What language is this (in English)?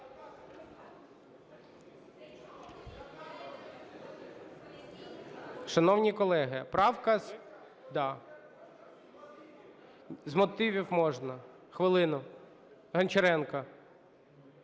Ukrainian